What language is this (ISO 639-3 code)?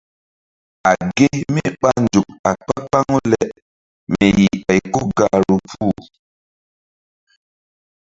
mdd